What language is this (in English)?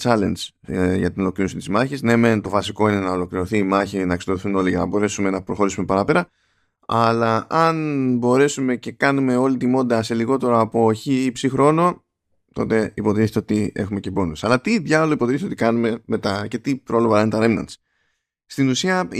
Greek